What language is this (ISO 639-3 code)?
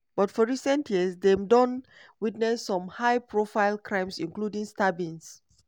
pcm